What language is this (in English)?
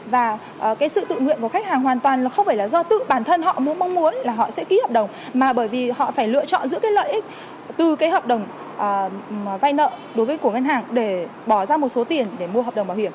Vietnamese